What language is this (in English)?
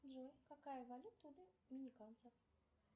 Russian